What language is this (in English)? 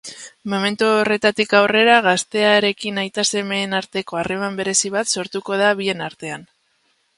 Basque